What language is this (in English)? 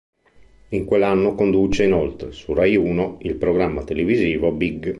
Italian